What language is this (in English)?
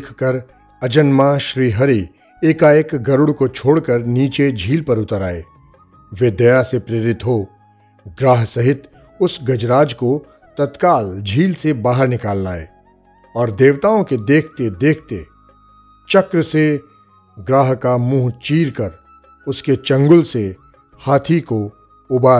Hindi